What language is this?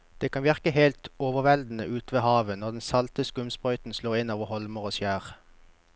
Norwegian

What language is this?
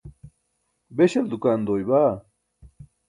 Burushaski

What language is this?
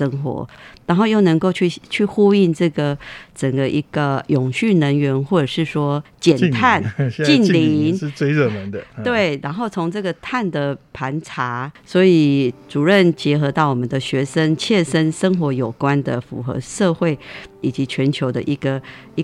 Chinese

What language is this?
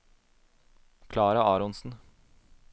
Norwegian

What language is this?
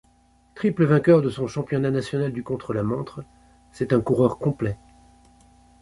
French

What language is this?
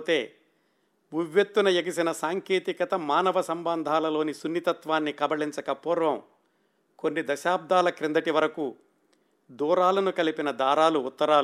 Telugu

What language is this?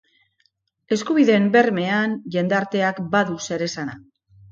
Basque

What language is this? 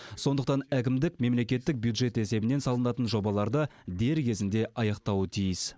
Kazakh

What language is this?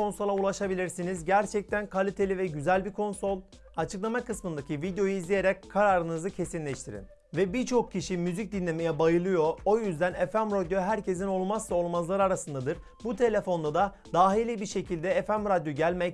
Turkish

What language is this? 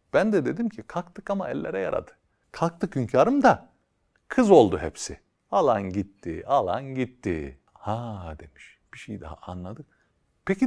Turkish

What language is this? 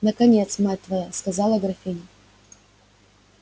Russian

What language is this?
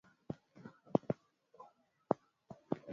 Swahili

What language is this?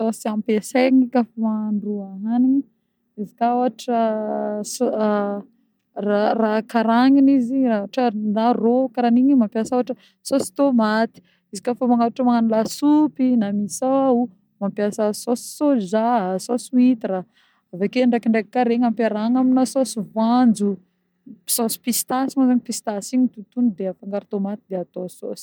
Northern Betsimisaraka Malagasy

